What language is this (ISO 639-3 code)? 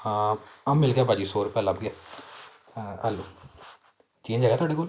pan